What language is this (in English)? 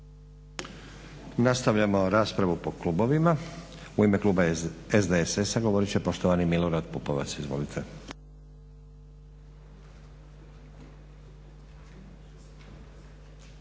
Croatian